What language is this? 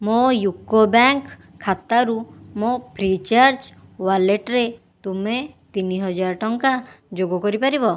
Odia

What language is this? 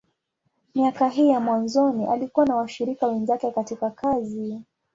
Swahili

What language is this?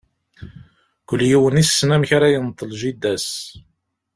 Kabyle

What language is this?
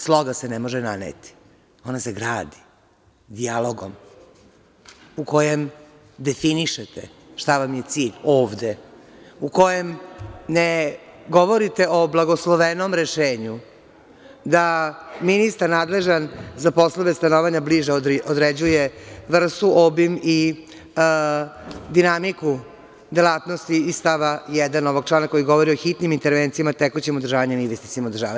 Serbian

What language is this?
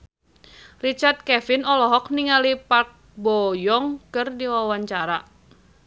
Sundanese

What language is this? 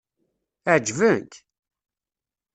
Kabyle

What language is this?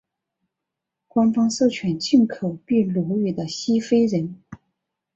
Chinese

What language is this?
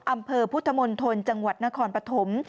Thai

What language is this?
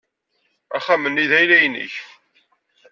Kabyle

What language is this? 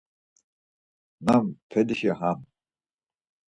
Laz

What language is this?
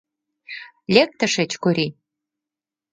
Mari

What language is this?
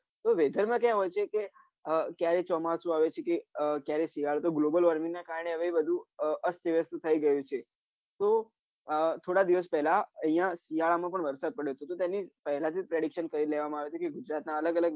Gujarati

